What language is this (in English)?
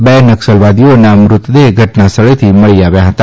Gujarati